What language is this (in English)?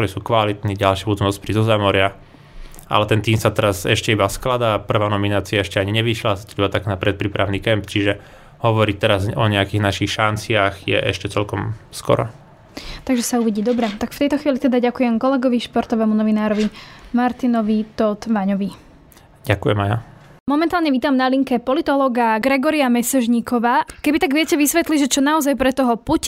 Slovak